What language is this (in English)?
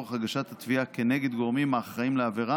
Hebrew